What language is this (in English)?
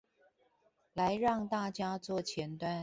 Chinese